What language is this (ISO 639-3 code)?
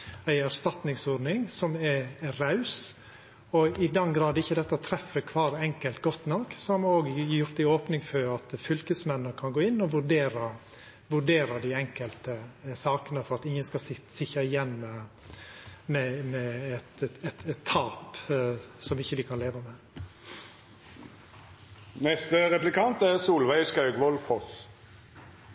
nor